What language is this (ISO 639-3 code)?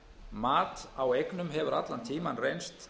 isl